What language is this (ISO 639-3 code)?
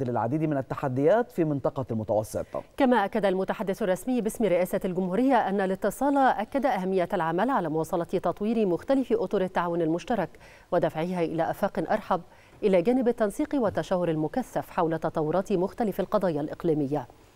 ara